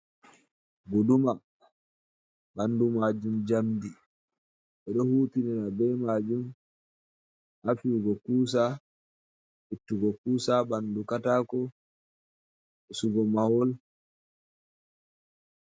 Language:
Fula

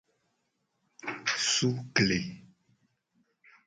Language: Gen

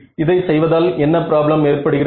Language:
Tamil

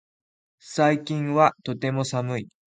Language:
Japanese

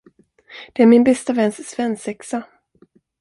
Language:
Swedish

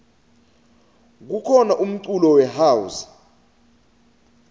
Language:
Swati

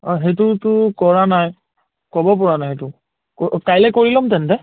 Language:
Assamese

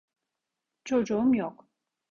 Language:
Turkish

